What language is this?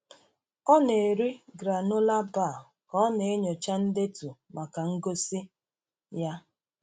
Igbo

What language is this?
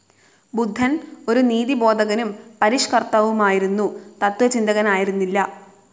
Malayalam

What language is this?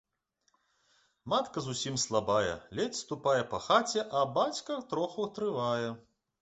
Belarusian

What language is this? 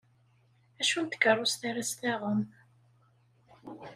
Kabyle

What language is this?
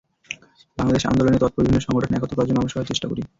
Bangla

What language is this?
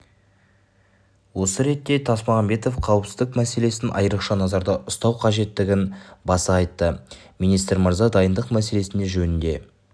Kazakh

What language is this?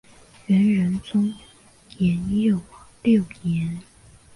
Chinese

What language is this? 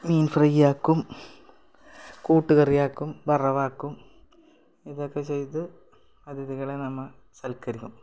Malayalam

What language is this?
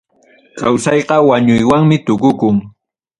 Ayacucho Quechua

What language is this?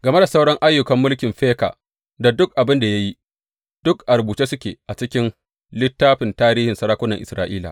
Hausa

